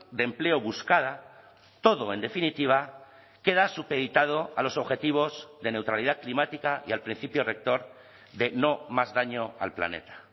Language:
Spanish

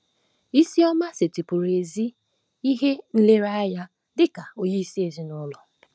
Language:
Igbo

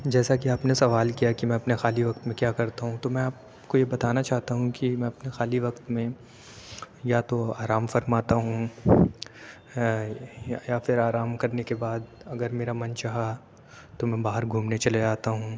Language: Urdu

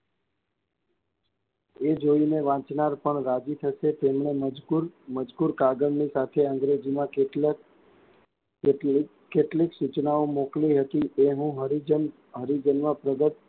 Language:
Gujarati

